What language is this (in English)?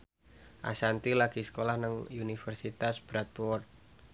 Javanese